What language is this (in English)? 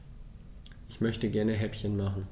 German